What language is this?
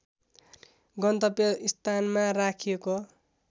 Nepali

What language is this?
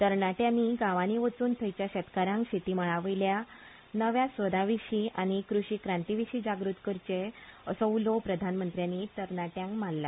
Konkani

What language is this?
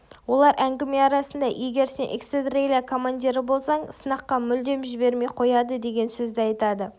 Kazakh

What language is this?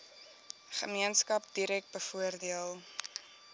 Afrikaans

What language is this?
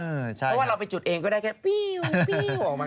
Thai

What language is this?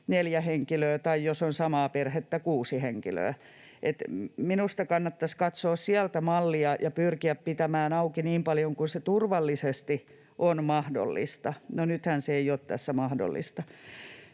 Finnish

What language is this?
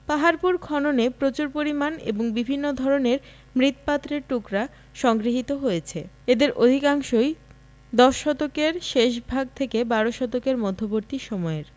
Bangla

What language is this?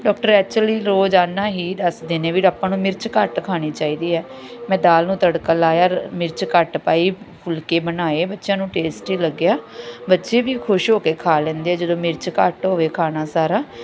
Punjabi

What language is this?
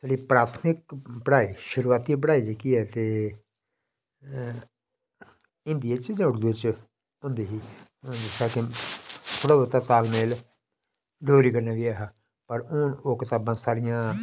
Dogri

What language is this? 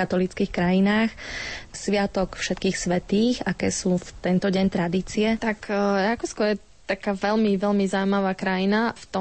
Slovak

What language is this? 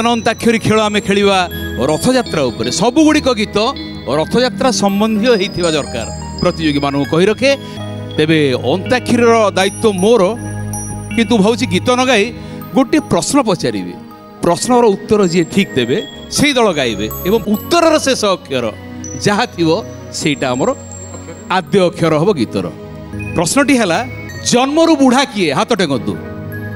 Hindi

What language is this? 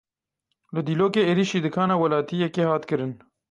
Kurdish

